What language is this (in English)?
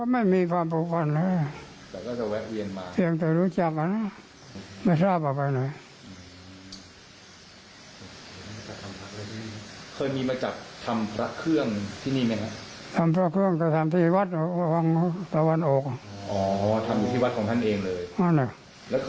Thai